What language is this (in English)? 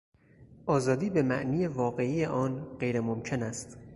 Persian